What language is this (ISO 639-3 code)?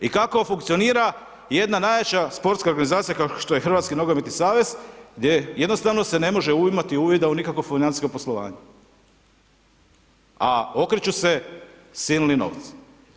hrv